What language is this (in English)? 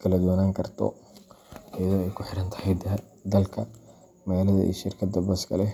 Somali